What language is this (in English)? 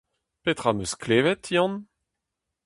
Breton